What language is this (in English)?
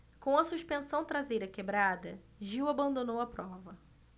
Portuguese